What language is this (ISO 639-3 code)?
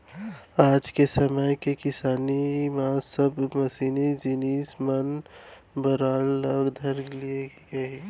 hne